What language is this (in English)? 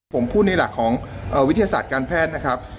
Thai